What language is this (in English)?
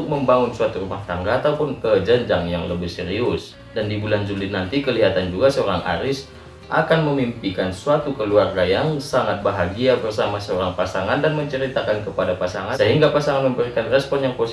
Indonesian